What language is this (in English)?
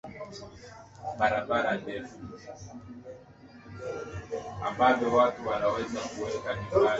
Swahili